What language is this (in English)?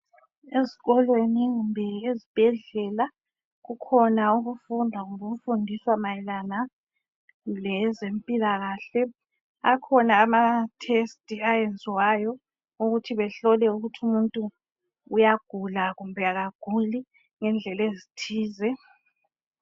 North Ndebele